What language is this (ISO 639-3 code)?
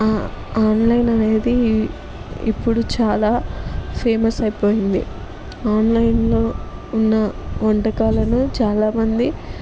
tel